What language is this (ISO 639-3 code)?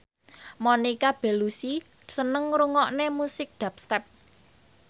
jav